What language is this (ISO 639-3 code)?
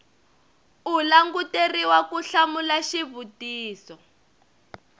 tso